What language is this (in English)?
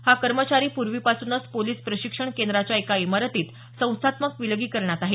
Marathi